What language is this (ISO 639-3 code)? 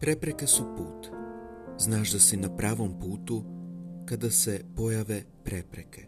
hrv